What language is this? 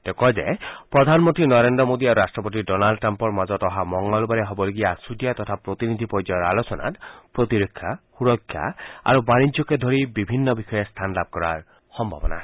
Assamese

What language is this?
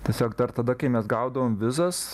Lithuanian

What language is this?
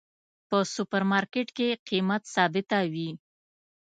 Pashto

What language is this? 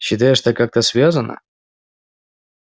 Russian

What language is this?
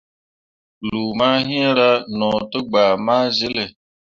Mundang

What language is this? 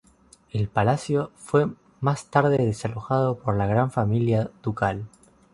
Spanish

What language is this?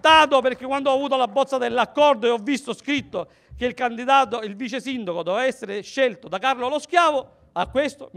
Italian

